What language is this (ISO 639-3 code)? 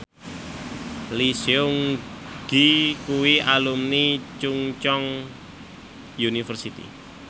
jav